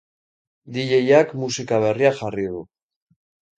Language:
Basque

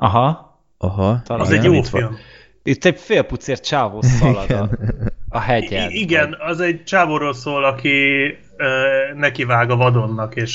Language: Hungarian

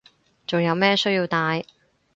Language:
Cantonese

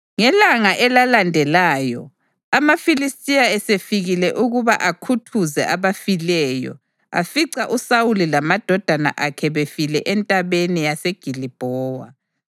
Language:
North Ndebele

